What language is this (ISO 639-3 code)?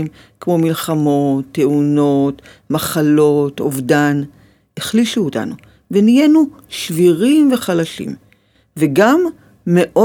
heb